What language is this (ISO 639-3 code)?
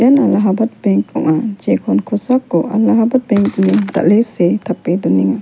grt